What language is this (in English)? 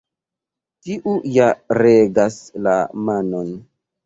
Esperanto